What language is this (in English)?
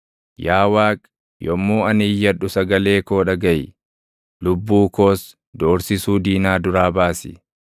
Oromo